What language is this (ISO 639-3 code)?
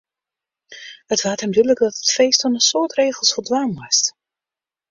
fry